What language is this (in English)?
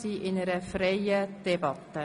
Swiss German